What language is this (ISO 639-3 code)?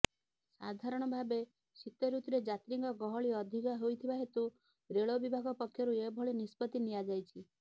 ori